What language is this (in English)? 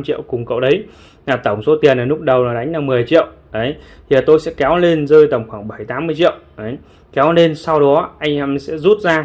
Vietnamese